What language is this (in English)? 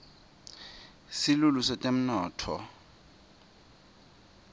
Swati